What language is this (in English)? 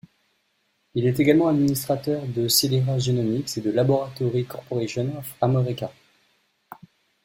French